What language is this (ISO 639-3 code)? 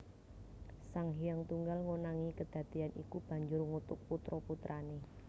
jav